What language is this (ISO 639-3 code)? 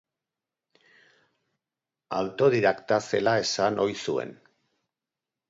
eus